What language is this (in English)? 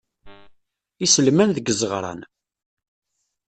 Kabyle